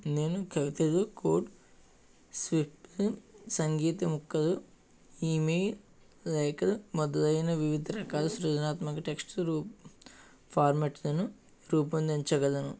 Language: Telugu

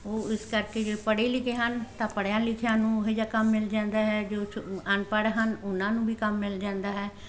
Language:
Punjabi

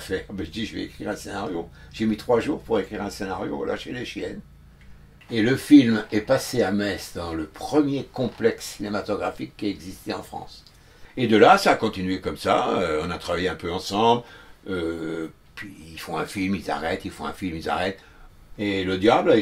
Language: French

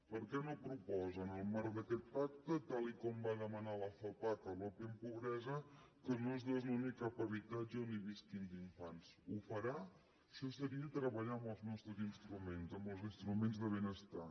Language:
Catalan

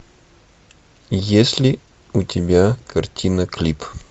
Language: Russian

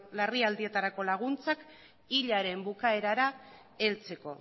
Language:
Basque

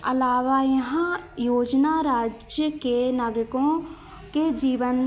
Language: Hindi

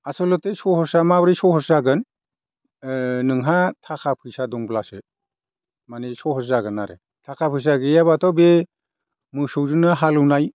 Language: Bodo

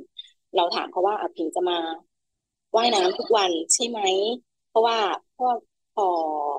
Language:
Thai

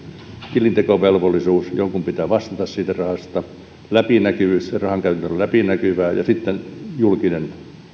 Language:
Finnish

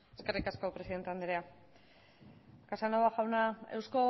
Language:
Basque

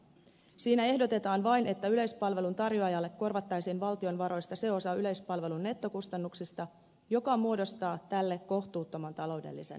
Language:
Finnish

